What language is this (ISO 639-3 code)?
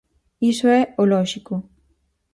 glg